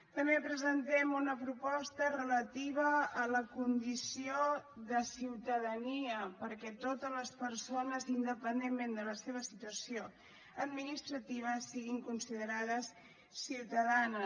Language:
Catalan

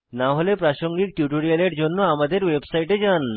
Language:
Bangla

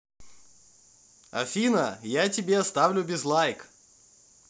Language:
Russian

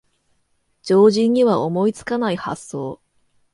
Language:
Japanese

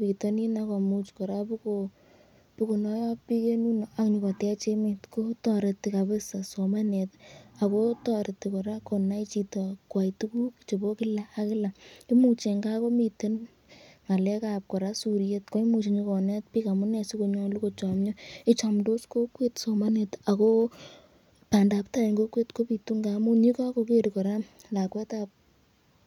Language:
Kalenjin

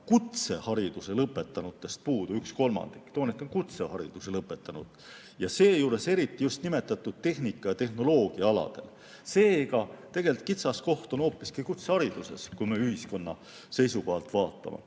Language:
Estonian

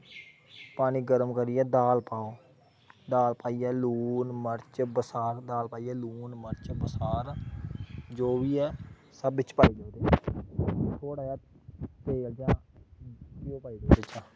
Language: Dogri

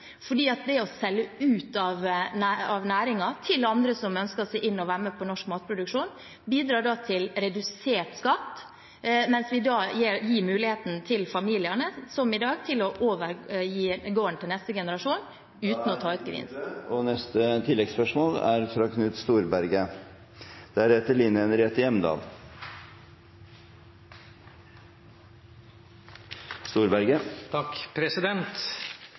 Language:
Norwegian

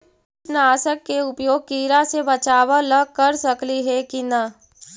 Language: Magahi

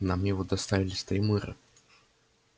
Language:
Russian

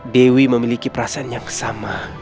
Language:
Indonesian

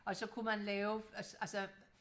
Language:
Danish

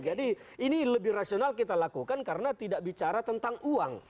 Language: Indonesian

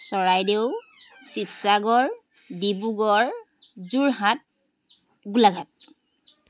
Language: Assamese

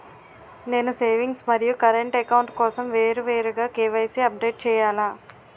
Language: Telugu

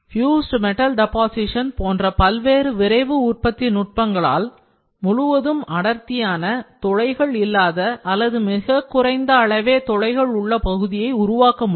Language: Tamil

